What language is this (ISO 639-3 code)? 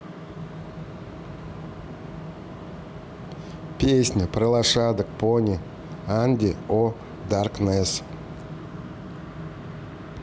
rus